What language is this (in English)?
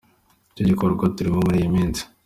Kinyarwanda